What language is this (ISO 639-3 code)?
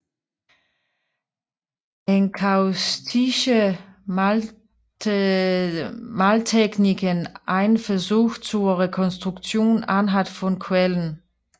dan